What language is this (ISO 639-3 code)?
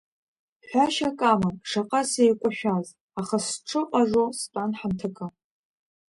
abk